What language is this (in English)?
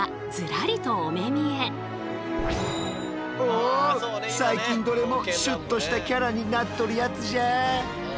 Japanese